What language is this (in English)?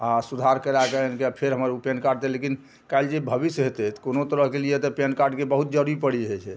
Maithili